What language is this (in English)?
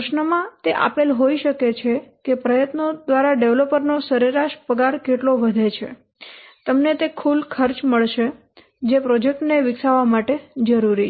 Gujarati